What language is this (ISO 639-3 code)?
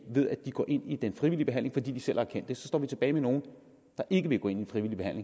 dan